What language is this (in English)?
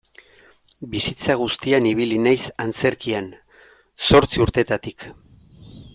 Basque